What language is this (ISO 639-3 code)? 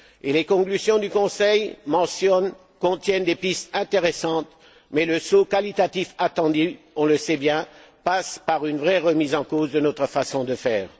fra